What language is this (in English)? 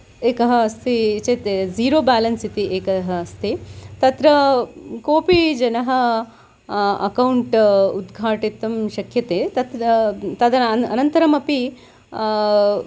Sanskrit